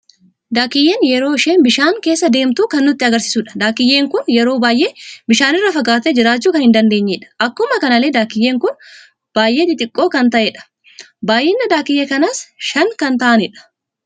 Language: Oromo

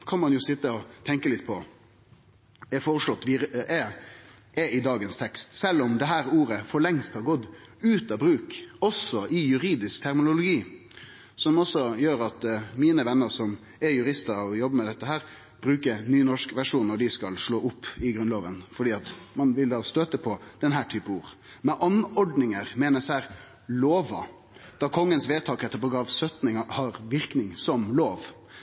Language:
Norwegian Nynorsk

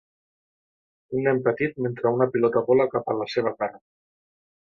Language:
Catalan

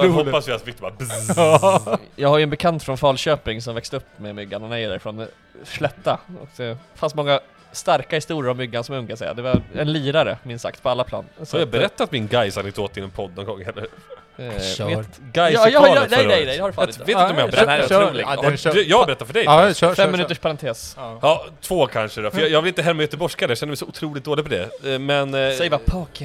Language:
Swedish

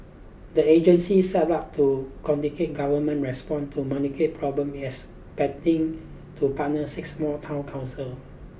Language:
English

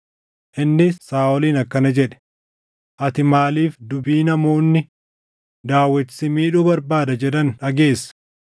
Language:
Oromo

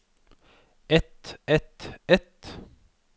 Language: Norwegian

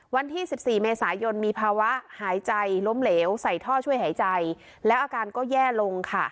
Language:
Thai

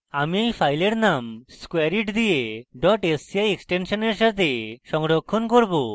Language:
Bangla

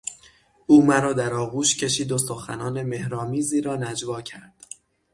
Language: Persian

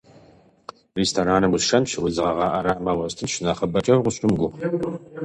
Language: Kabardian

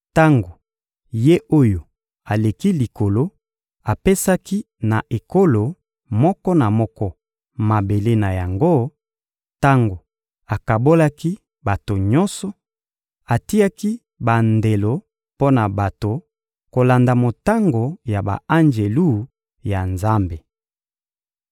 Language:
Lingala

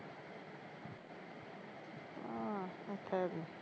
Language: Punjabi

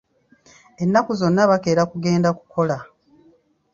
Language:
Ganda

